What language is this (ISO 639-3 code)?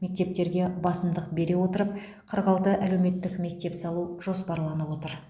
kaz